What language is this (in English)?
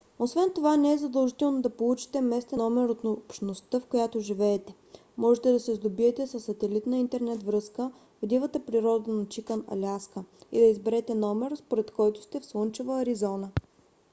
Bulgarian